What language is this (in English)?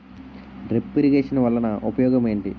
Telugu